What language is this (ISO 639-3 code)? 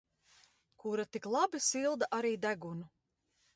lav